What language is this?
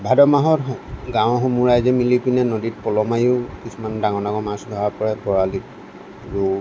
Assamese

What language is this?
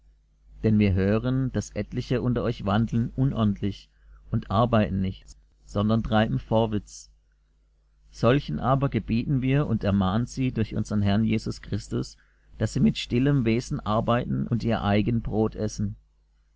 German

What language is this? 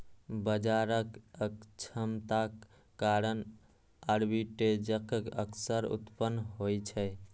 Maithili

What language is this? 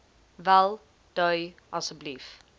Afrikaans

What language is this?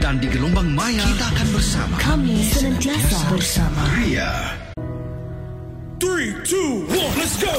Malay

